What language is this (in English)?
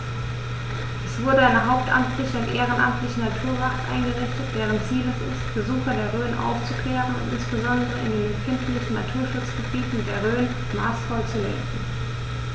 German